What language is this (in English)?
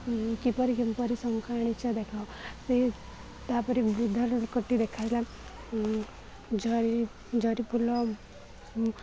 Odia